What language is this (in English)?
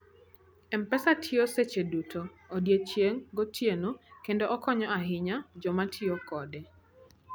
Luo (Kenya and Tanzania)